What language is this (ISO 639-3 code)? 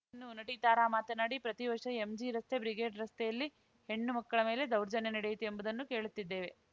kan